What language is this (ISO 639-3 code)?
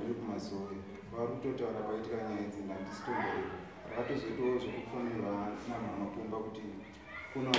ind